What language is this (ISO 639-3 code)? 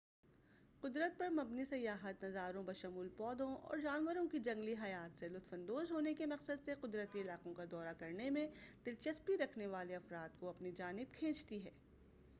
urd